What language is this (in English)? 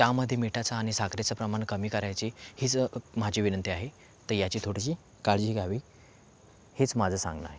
Marathi